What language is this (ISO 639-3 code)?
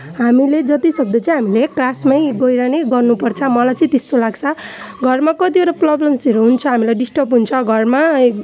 nep